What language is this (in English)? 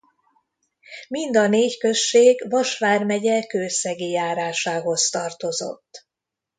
Hungarian